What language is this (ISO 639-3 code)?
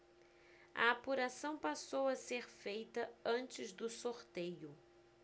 por